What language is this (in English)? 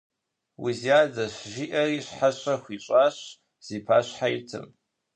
Kabardian